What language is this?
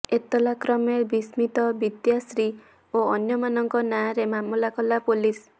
Odia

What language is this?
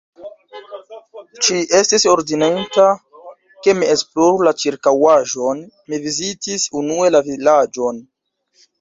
Esperanto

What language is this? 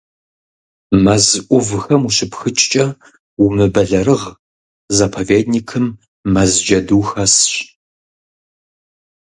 Kabardian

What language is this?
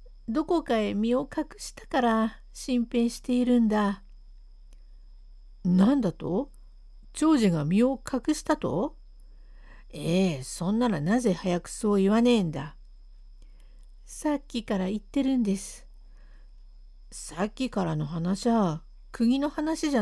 Japanese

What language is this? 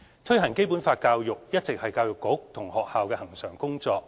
Cantonese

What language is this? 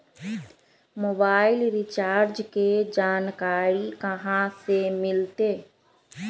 Magahi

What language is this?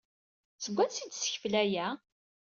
Kabyle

